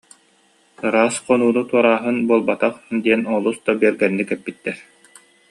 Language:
Yakut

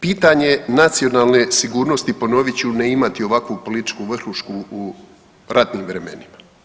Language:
Croatian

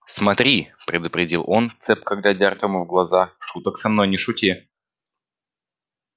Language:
Russian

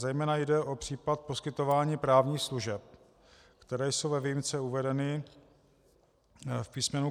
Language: Czech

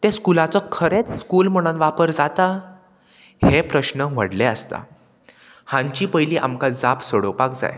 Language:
Konkani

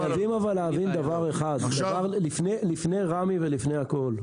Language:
Hebrew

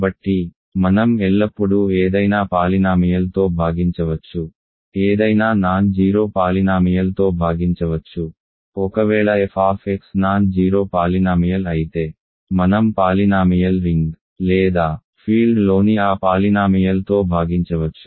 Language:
Telugu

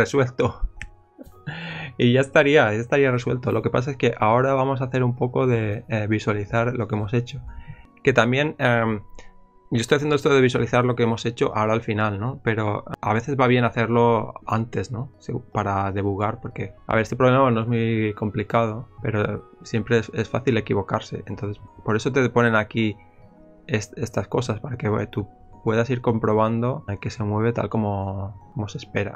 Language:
Spanish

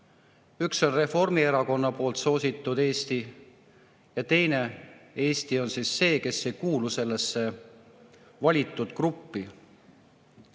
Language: Estonian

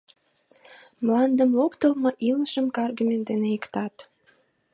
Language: Mari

